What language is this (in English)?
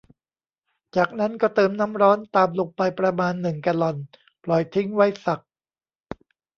Thai